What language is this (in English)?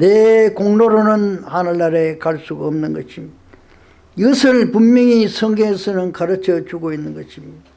Korean